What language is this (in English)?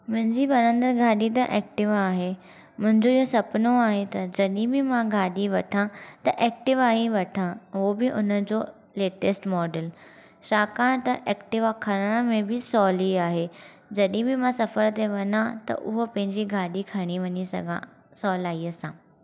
Sindhi